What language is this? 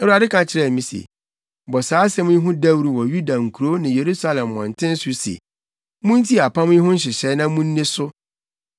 Akan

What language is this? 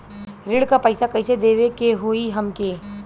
Bhojpuri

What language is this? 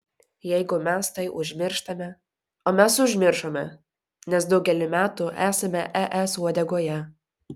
Lithuanian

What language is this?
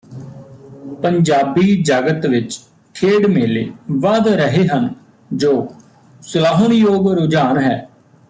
Punjabi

